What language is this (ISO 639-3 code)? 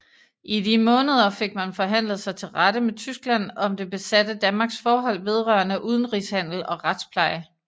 dan